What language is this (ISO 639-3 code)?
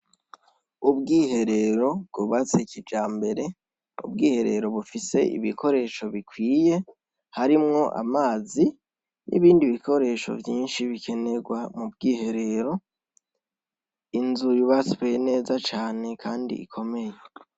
run